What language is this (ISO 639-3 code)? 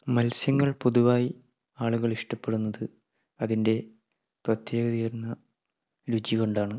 mal